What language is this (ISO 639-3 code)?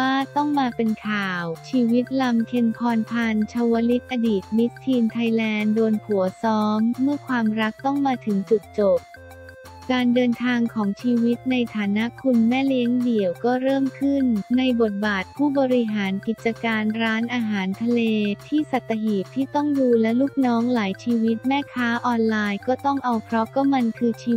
tha